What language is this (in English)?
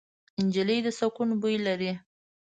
Pashto